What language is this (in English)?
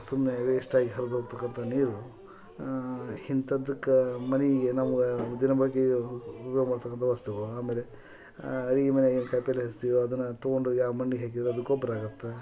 Kannada